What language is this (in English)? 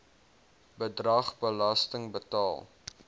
Afrikaans